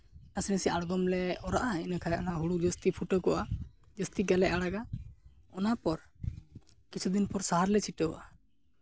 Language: Santali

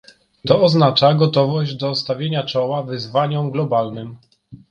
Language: Polish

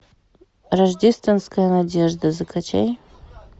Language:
Russian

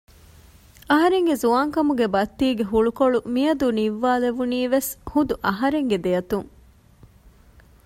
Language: Divehi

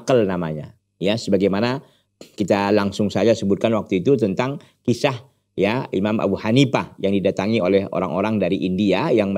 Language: Indonesian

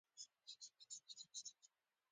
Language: Pashto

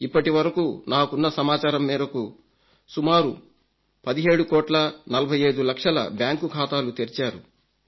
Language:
Telugu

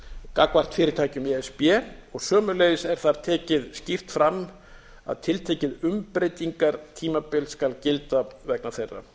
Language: Icelandic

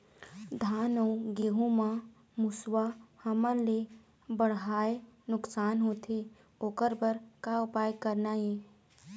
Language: Chhattisgarhi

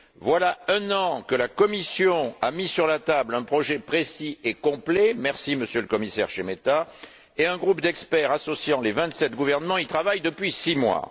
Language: French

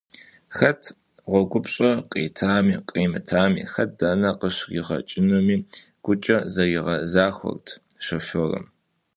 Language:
Kabardian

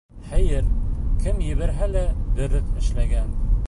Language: Bashkir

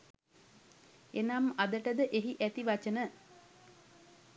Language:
Sinhala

